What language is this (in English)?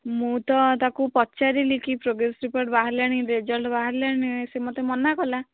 Odia